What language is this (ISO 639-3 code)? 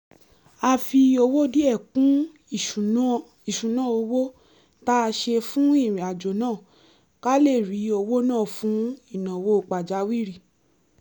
yor